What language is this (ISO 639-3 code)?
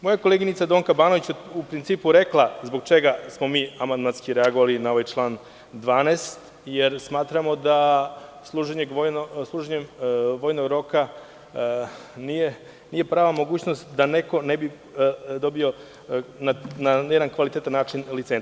srp